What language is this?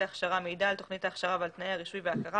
Hebrew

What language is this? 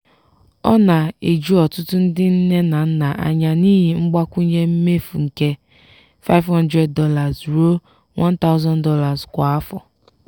Igbo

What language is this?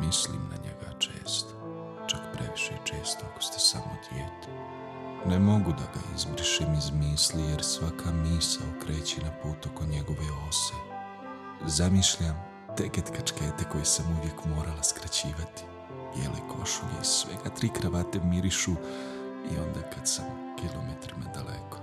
Croatian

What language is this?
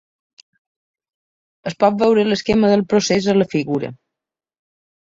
Catalan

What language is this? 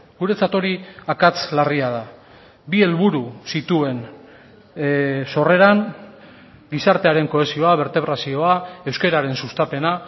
Basque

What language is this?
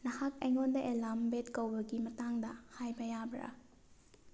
Manipuri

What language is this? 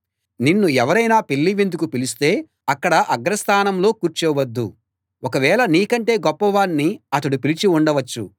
Telugu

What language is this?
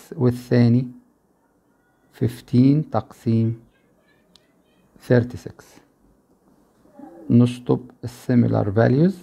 Arabic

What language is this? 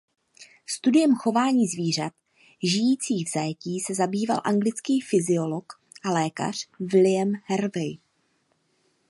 Czech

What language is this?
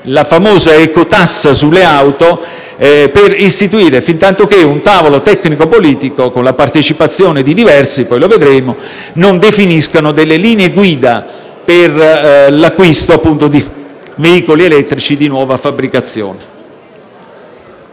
Italian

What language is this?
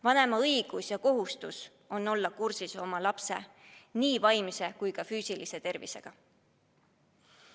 Estonian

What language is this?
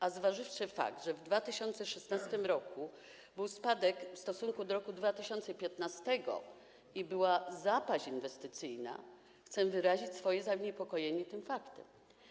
Polish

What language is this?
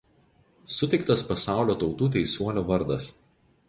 Lithuanian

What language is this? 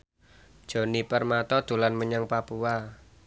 Javanese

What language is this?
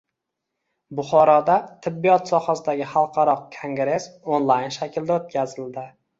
Uzbek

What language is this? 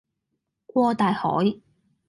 Cantonese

